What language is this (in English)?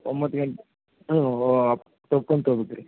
Kannada